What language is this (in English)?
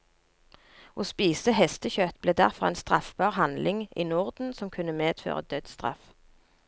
Norwegian